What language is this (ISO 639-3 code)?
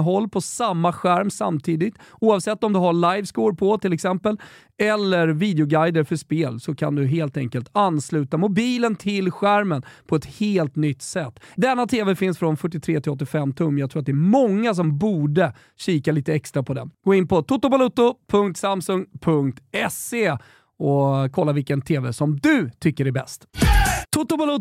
swe